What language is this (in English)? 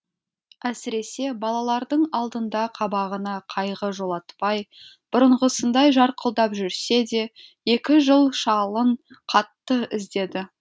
Kazakh